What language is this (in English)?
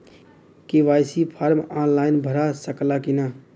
Bhojpuri